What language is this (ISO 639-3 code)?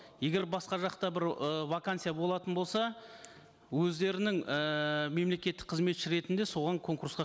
kaz